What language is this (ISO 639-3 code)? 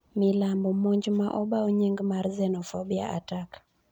luo